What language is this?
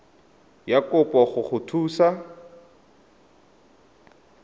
Tswana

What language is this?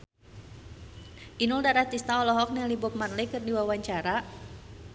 Sundanese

